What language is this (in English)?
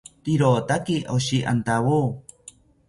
South Ucayali Ashéninka